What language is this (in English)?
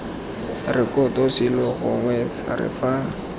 Tswana